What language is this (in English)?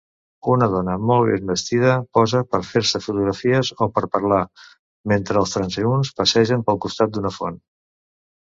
Catalan